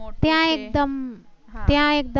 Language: Gujarati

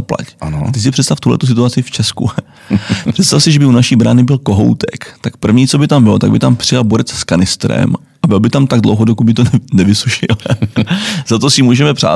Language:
Czech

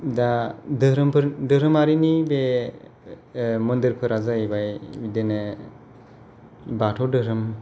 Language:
Bodo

